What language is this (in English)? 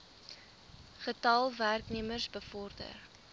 Afrikaans